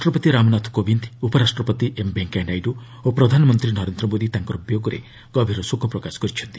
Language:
Odia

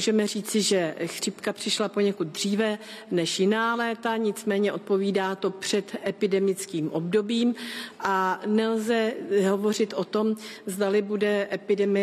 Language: Czech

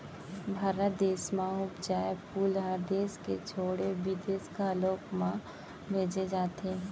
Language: Chhattisgarhi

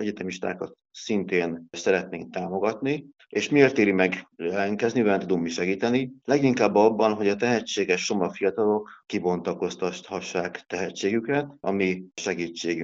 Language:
Hungarian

